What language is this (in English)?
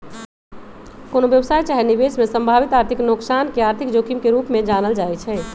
Magahi